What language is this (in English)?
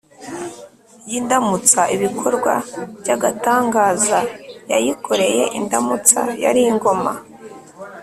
Kinyarwanda